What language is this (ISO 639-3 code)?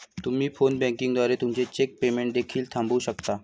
mar